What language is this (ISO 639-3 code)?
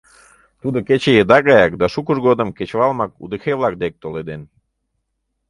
chm